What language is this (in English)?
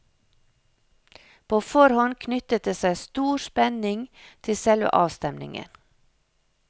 Norwegian